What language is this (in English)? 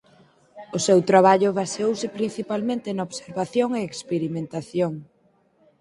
Galician